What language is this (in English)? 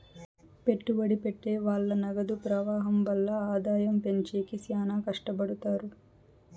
Telugu